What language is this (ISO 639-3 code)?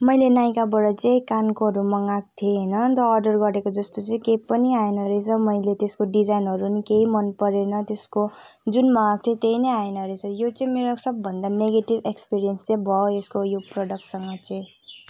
nep